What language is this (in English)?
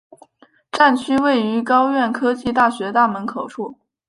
Chinese